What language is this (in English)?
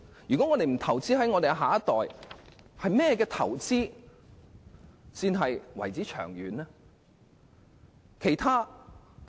Cantonese